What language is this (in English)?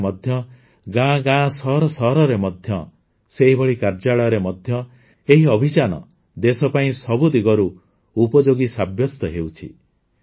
Odia